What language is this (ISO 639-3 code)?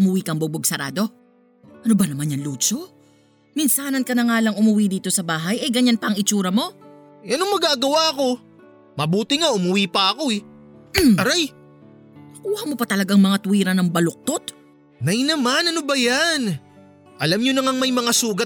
fil